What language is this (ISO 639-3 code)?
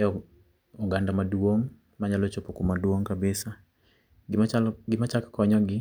luo